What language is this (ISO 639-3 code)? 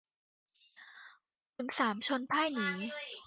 tha